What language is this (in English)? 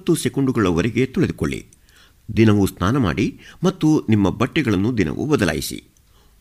Kannada